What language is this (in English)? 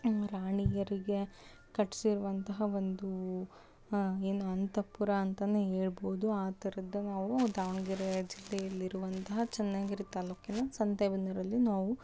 Kannada